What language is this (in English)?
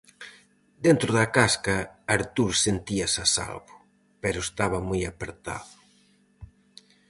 Galician